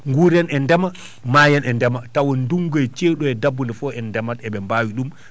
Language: Fula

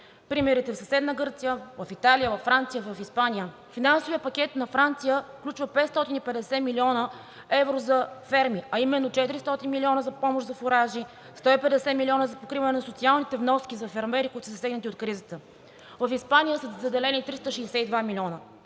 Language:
Bulgarian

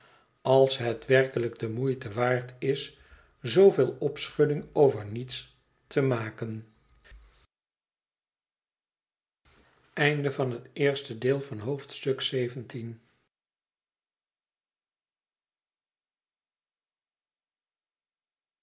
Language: Dutch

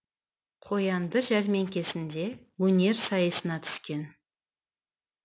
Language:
Kazakh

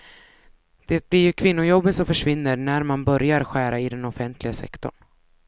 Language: Swedish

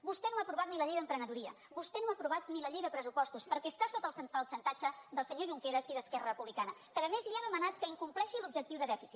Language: Catalan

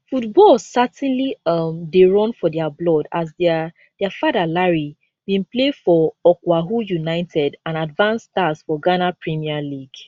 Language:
Nigerian Pidgin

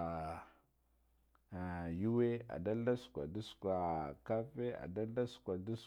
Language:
Guduf-Gava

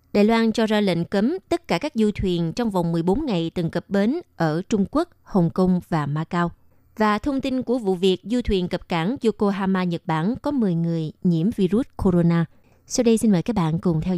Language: Vietnamese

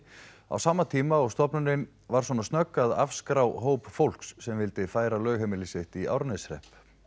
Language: Icelandic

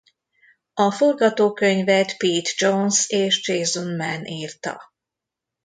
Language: Hungarian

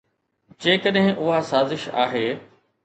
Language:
Sindhi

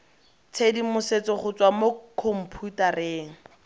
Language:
Tswana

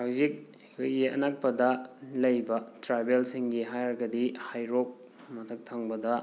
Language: Manipuri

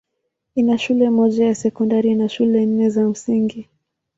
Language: Swahili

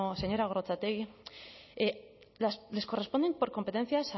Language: Spanish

